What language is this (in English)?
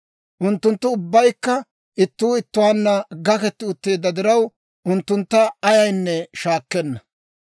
Dawro